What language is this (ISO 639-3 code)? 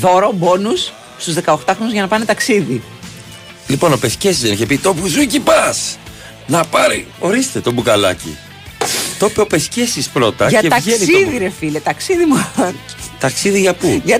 ell